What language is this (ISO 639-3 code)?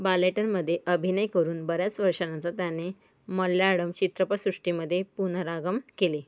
mar